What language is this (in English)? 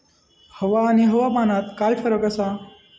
Marathi